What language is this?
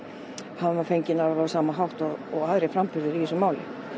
Icelandic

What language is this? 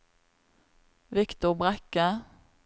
Norwegian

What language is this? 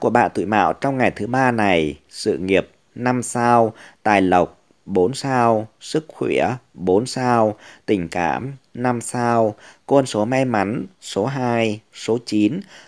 Vietnamese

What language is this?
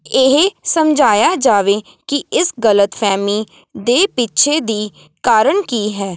Punjabi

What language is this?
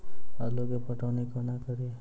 Maithili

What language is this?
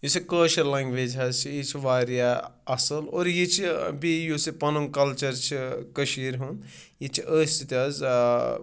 Kashmiri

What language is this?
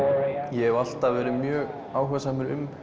Icelandic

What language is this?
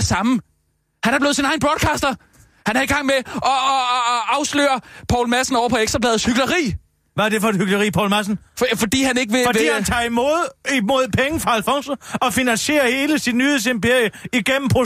Danish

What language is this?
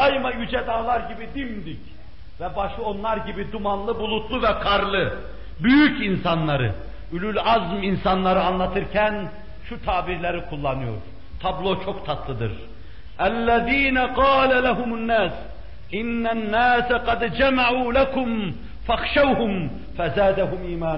Turkish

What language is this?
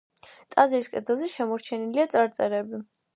Georgian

